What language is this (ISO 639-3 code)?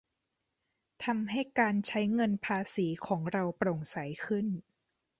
tha